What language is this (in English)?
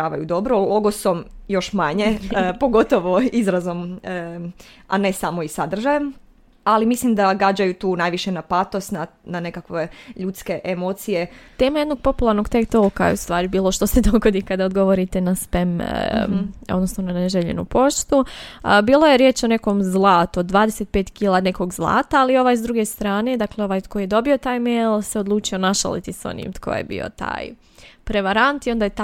Croatian